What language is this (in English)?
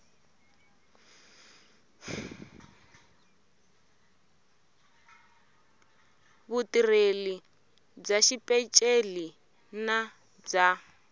Tsonga